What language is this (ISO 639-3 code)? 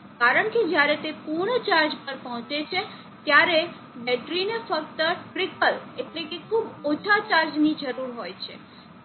guj